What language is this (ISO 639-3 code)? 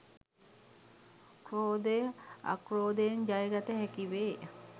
sin